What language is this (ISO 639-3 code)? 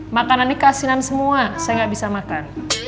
ind